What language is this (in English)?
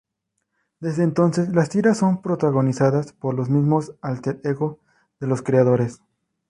Spanish